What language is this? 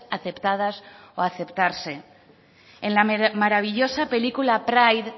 Spanish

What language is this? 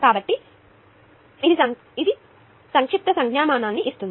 Telugu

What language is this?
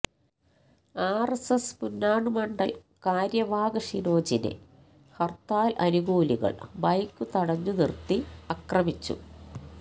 Malayalam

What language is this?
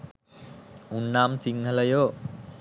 Sinhala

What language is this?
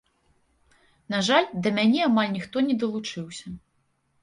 Belarusian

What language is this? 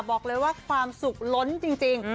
Thai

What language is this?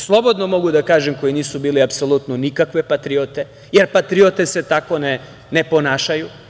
Serbian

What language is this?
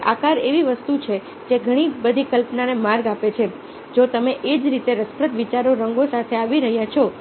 Gujarati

